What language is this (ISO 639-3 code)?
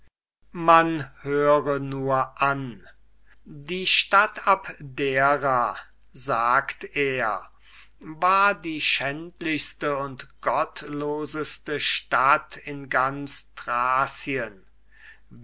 deu